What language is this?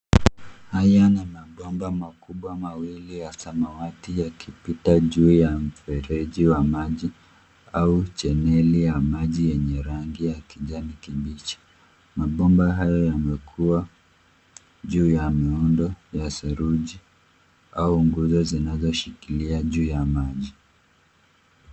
Swahili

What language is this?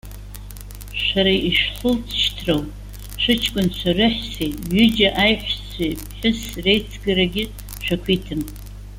Abkhazian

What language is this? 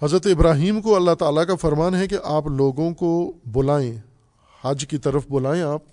Urdu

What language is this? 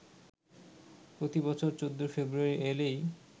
Bangla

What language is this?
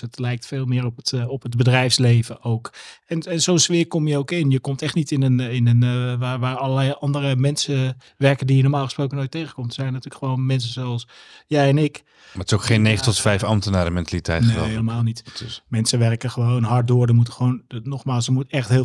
Dutch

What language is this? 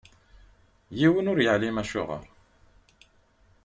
Kabyle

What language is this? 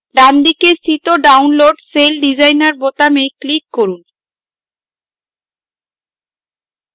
Bangla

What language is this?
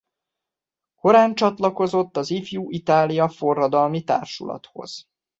Hungarian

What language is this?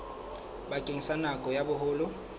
Southern Sotho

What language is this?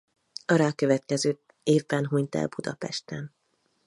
Hungarian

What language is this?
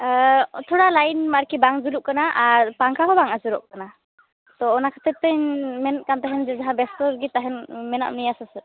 Santali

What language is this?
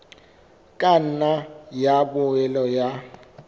Southern Sotho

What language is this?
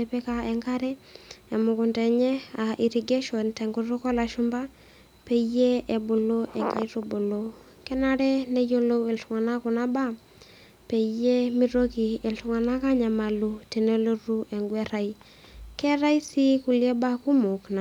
Masai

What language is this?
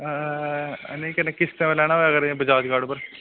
Dogri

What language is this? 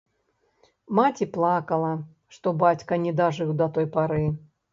Belarusian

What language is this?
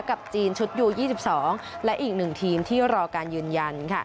Thai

